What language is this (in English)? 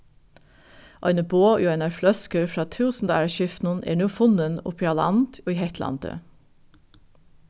Faroese